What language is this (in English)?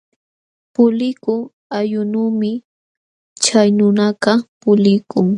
Jauja Wanca Quechua